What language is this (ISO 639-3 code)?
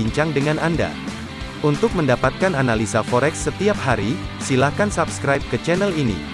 ind